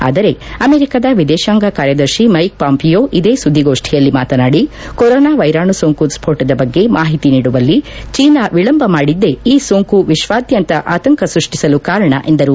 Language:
Kannada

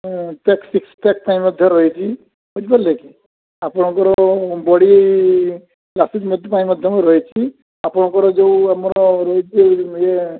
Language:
Odia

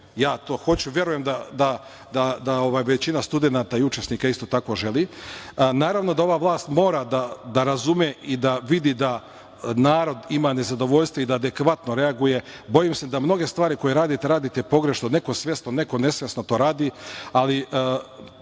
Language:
Serbian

